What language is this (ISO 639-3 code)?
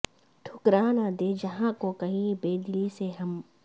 urd